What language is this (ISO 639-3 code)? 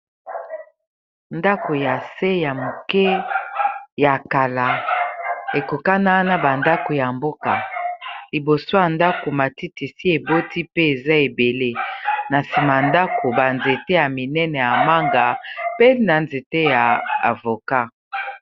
lin